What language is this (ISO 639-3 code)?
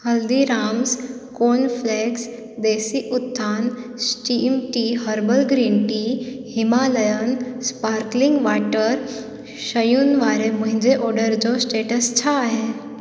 snd